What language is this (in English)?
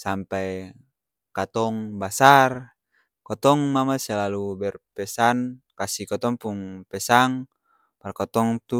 Ambonese Malay